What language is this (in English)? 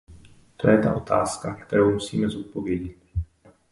Czech